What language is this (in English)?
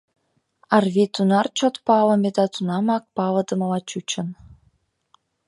Mari